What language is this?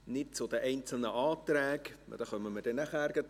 Swiss German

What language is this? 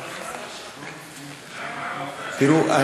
Hebrew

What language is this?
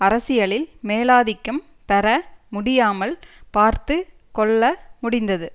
Tamil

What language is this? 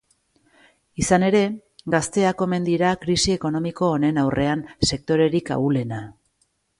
Basque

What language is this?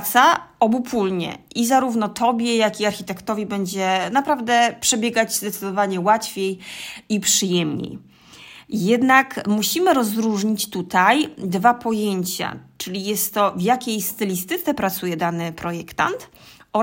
Polish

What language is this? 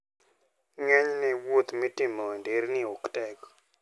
Luo (Kenya and Tanzania)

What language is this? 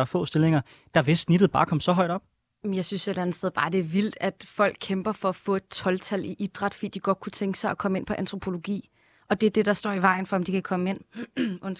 Danish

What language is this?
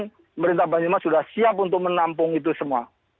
Indonesian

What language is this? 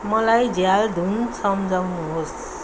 Nepali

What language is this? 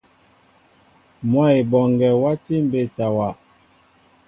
Mbo (Cameroon)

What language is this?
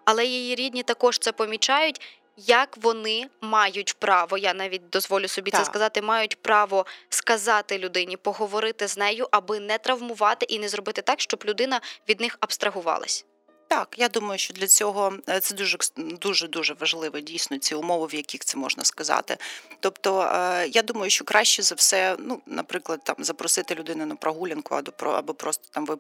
Ukrainian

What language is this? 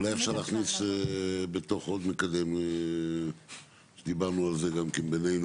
Hebrew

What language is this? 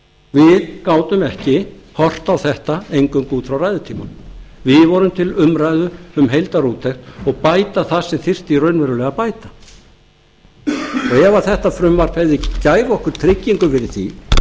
Icelandic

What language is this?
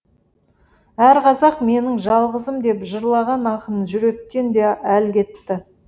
Kazakh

